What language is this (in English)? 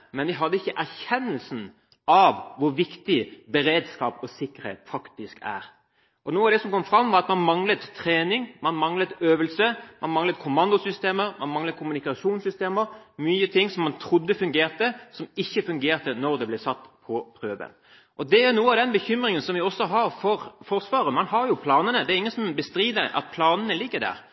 Norwegian Bokmål